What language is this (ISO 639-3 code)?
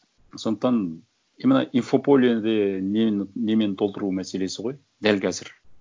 kaz